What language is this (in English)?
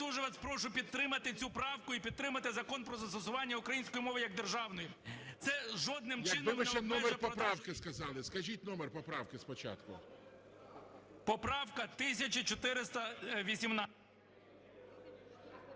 Ukrainian